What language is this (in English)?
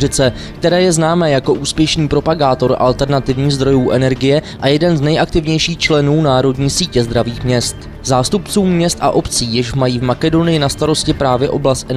Czech